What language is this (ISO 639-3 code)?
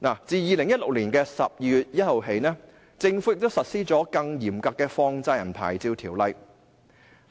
yue